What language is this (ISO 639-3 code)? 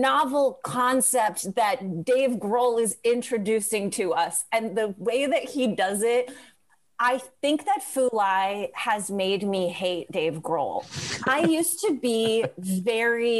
eng